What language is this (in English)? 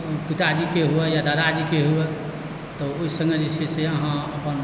Maithili